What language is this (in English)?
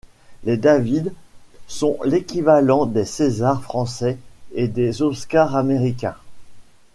French